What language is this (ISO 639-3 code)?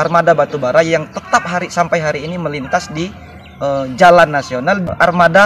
ind